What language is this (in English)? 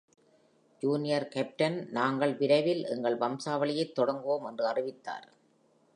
Tamil